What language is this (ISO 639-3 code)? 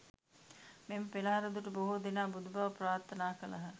sin